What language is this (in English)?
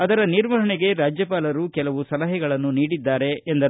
Kannada